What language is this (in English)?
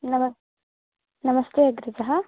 Sanskrit